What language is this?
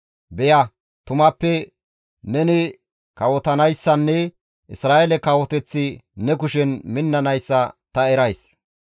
Gamo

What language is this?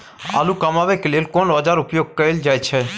Maithili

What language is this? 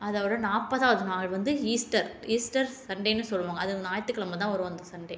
Tamil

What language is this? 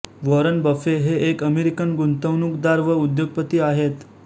Marathi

